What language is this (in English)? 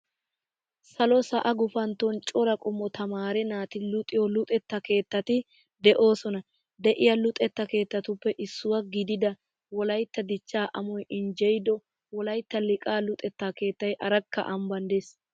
Wolaytta